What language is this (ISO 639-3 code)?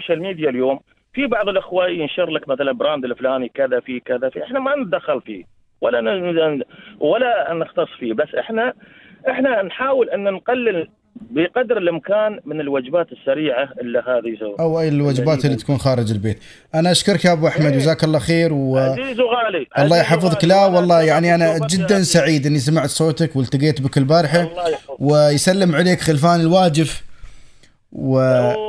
ara